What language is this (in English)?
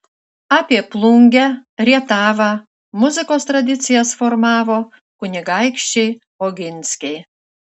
Lithuanian